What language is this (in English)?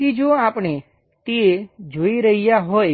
Gujarati